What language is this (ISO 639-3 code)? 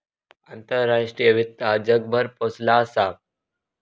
mar